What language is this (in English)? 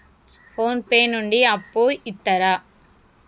Telugu